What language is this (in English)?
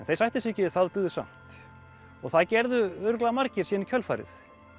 Icelandic